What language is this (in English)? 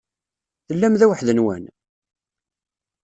Kabyle